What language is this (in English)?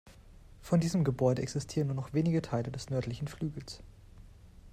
German